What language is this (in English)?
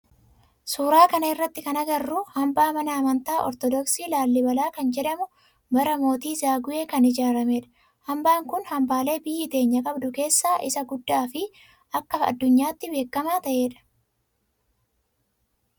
Oromo